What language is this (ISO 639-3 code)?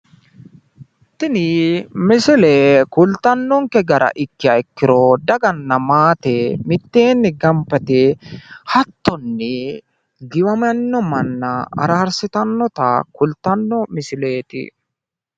sid